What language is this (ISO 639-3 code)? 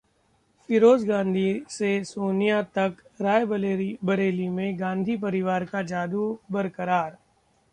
hin